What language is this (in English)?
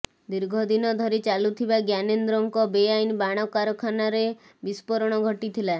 Odia